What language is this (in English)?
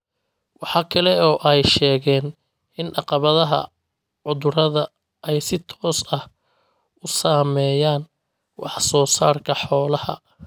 Somali